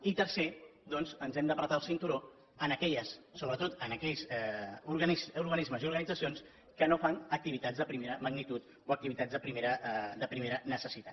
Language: Catalan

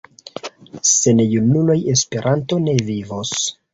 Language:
Esperanto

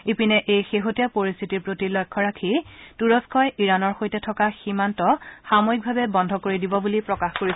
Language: Assamese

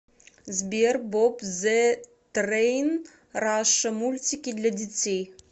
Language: Russian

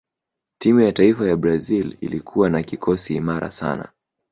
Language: Swahili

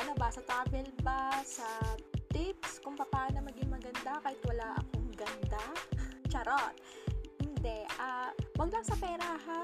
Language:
Filipino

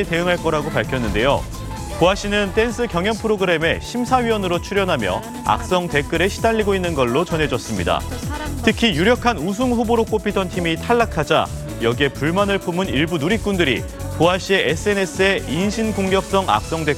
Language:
Korean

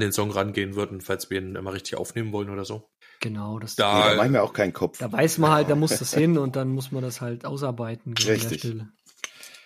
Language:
German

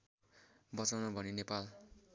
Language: Nepali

